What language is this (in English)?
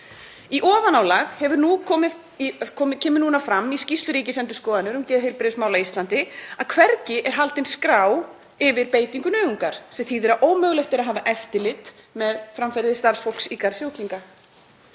Icelandic